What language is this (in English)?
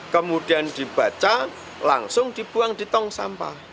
Indonesian